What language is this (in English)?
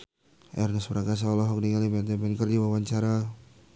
Sundanese